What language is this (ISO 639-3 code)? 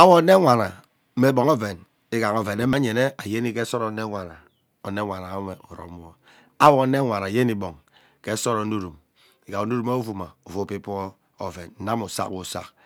byc